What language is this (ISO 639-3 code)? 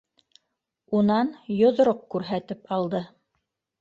bak